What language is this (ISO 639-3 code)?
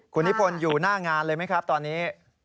tha